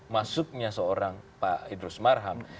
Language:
Indonesian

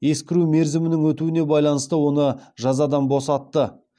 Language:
Kazakh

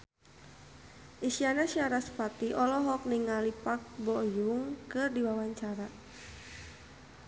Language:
Sundanese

